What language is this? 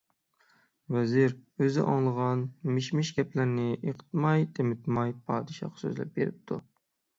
Uyghur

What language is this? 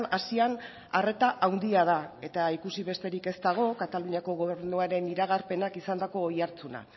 Basque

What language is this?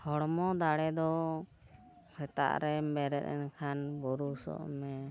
Santali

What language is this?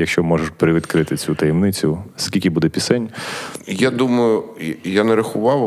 Ukrainian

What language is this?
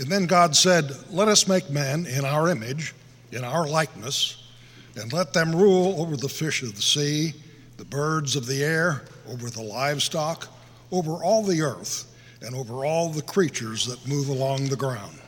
English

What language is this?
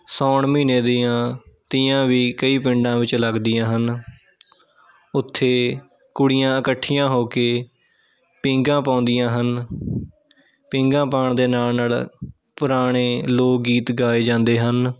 Punjabi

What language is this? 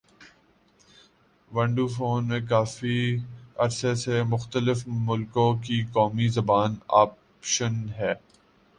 Urdu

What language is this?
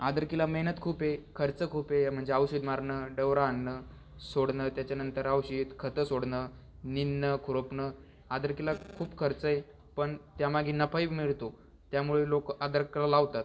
Marathi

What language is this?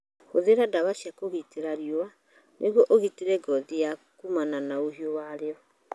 Kikuyu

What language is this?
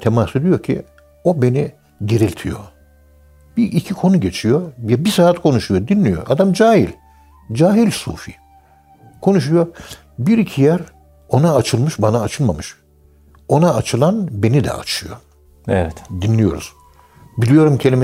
Turkish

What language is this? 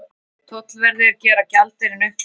Icelandic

